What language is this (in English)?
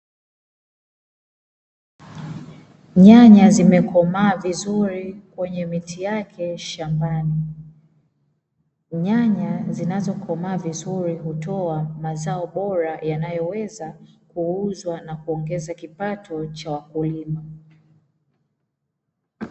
Swahili